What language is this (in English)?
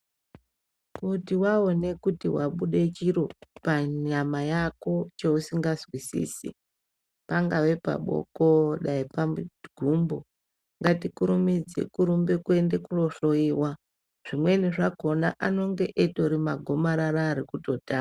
Ndau